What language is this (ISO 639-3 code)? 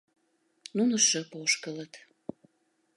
chm